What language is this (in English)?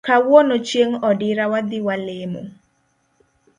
Luo (Kenya and Tanzania)